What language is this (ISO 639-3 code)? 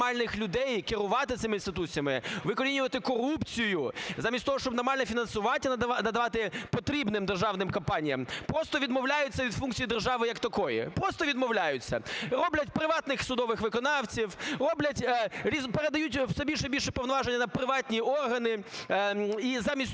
ukr